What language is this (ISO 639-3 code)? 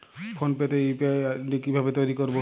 ben